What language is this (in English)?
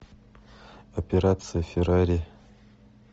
Russian